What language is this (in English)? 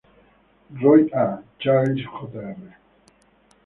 Spanish